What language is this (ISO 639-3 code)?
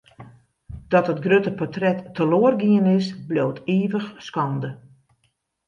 fry